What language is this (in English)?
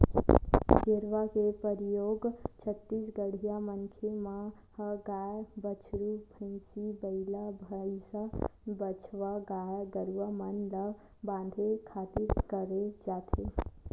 Chhattisgarhi